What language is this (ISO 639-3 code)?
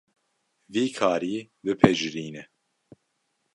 kur